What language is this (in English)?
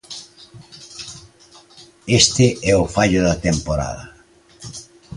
Galician